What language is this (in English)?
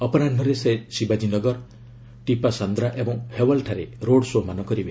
Odia